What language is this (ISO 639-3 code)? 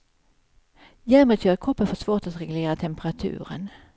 swe